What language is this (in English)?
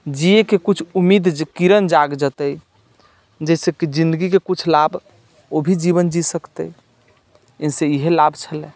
Maithili